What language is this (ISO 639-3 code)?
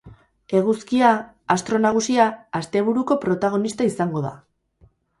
eus